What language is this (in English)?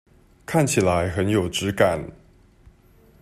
Chinese